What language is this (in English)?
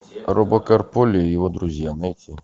Russian